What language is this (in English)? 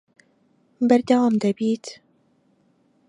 Central Kurdish